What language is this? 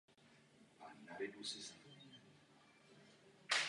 Czech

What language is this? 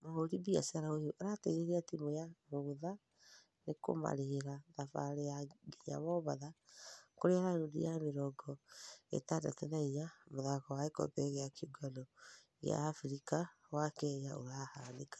Kikuyu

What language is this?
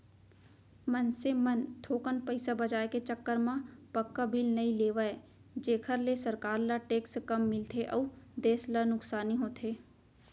Chhattisgarhi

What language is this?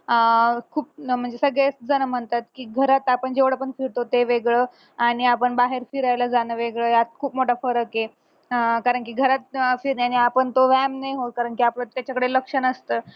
Marathi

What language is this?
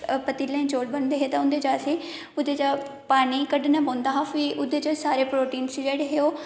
Dogri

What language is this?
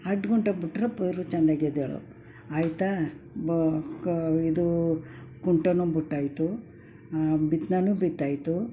Kannada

